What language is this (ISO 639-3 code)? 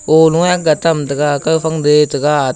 nnp